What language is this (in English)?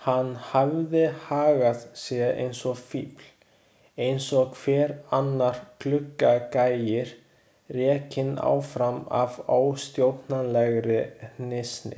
Icelandic